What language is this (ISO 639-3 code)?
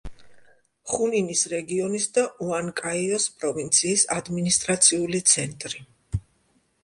kat